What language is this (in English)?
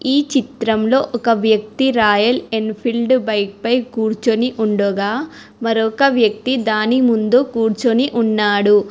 Telugu